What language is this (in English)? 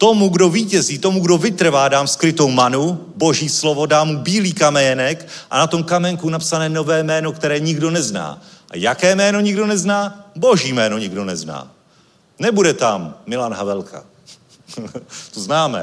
Czech